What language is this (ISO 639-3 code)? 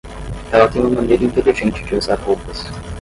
por